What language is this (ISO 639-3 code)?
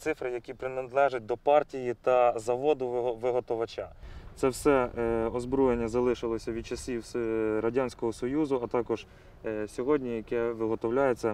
ukr